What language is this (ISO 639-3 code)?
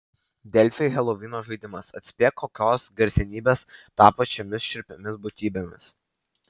lit